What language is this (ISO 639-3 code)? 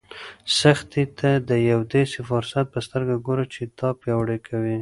pus